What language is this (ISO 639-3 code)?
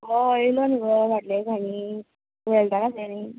kok